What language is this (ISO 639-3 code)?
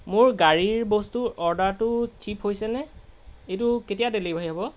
asm